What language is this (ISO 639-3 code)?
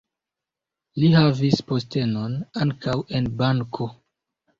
epo